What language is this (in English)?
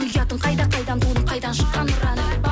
Kazakh